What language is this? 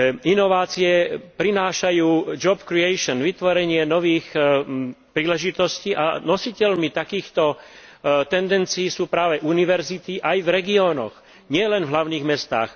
Slovak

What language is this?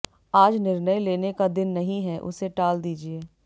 Hindi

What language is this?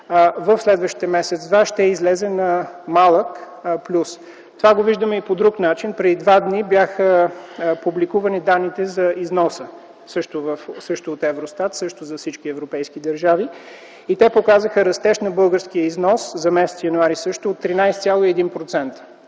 Bulgarian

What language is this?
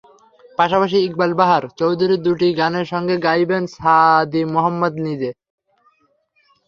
Bangla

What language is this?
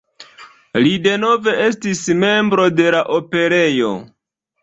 Esperanto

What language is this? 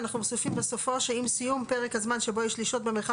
Hebrew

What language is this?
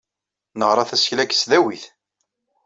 Kabyle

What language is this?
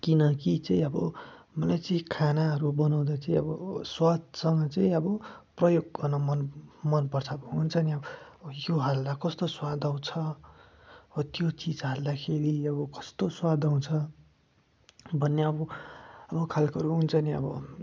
Nepali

